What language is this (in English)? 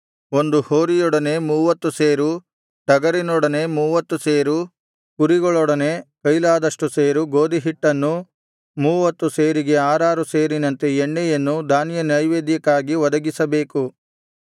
Kannada